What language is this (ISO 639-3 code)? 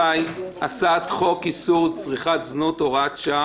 heb